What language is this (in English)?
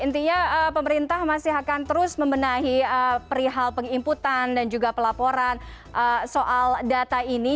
Indonesian